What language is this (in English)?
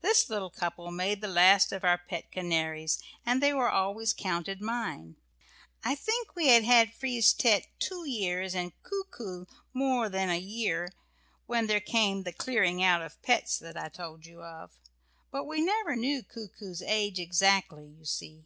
English